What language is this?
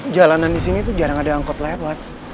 Indonesian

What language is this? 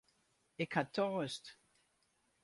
Western Frisian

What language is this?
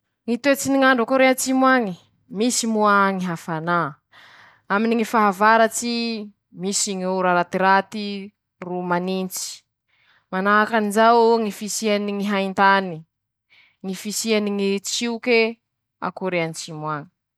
Masikoro Malagasy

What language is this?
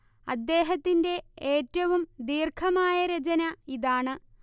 Malayalam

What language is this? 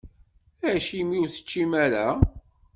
Kabyle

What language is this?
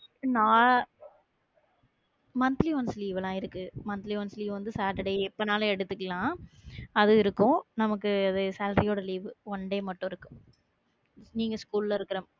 Tamil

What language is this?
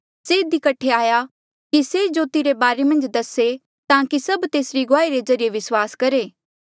Mandeali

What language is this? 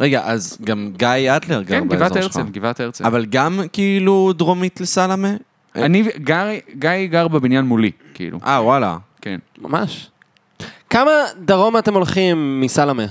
Hebrew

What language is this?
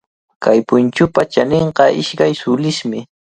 Cajatambo North Lima Quechua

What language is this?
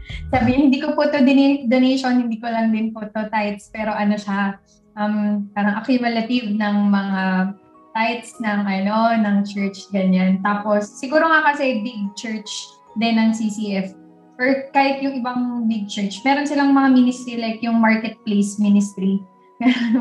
Filipino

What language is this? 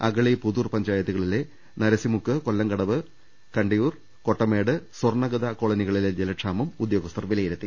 Malayalam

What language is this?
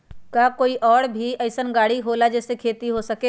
Magahi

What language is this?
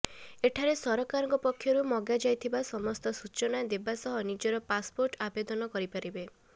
Odia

